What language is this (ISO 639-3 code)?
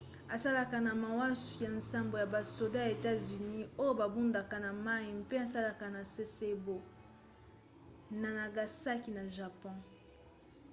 lin